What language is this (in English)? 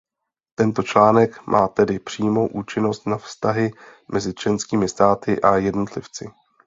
Czech